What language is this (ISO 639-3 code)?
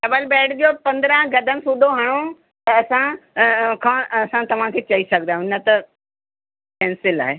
snd